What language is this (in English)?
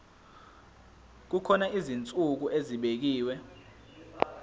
Zulu